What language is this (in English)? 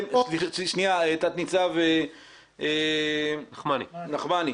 Hebrew